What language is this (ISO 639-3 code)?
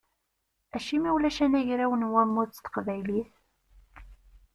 kab